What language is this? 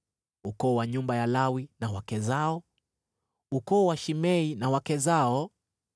Swahili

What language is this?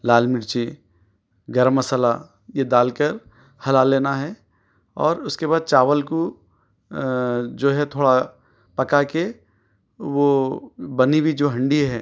Urdu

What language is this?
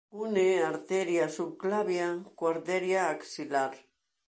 Galician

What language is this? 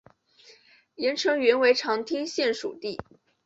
Chinese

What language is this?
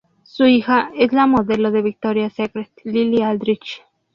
Spanish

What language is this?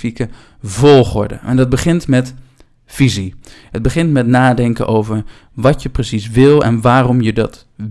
Dutch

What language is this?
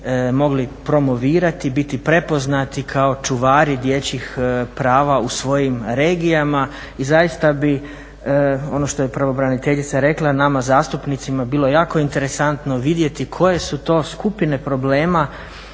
Croatian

